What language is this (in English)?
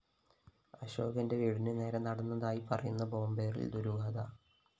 Malayalam